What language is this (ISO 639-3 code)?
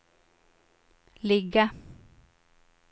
swe